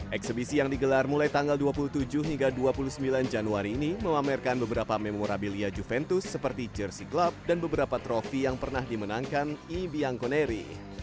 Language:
Indonesian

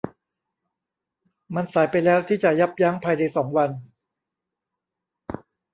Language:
Thai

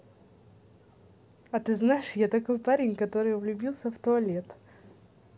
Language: Russian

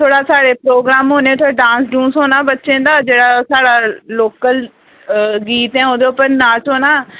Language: Dogri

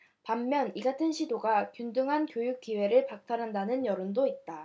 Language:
Korean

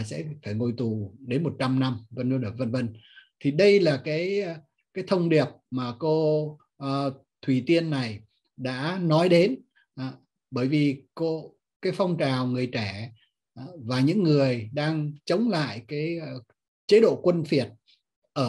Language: Vietnamese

